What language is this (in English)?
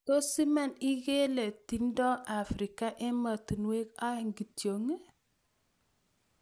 Kalenjin